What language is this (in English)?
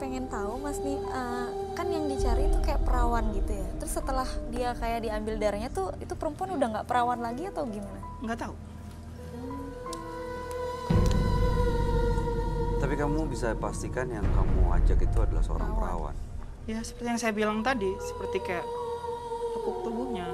Indonesian